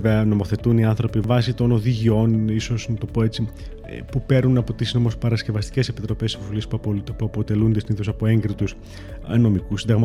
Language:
Greek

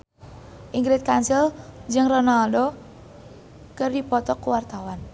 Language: Sundanese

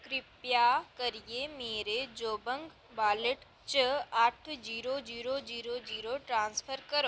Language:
Dogri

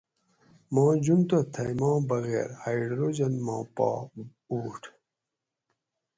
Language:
Gawri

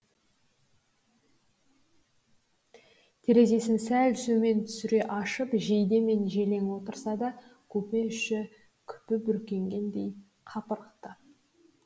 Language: Kazakh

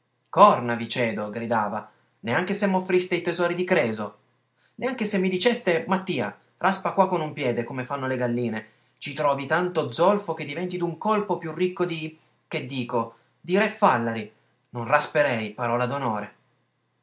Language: Italian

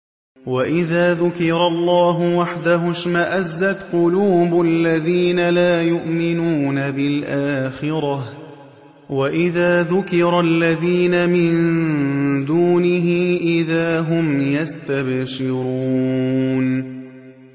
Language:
Arabic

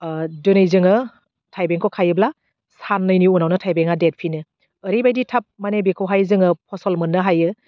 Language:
Bodo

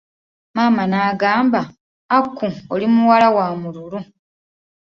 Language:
Ganda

